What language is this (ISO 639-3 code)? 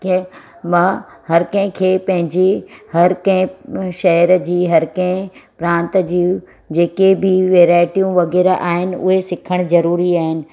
snd